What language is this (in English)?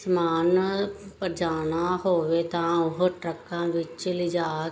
Punjabi